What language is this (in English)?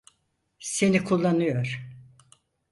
Turkish